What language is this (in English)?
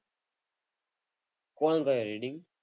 Gujarati